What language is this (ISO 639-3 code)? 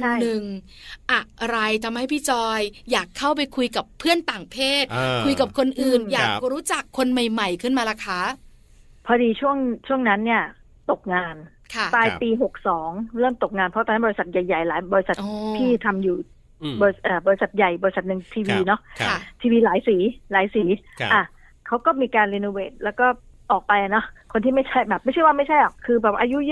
tha